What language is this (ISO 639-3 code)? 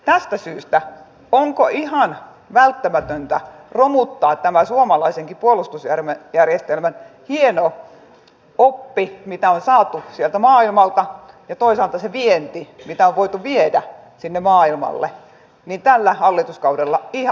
fin